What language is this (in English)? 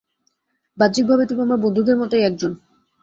Bangla